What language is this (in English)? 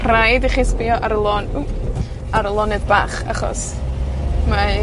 Welsh